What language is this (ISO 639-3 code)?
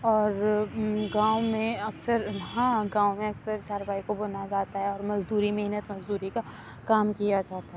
urd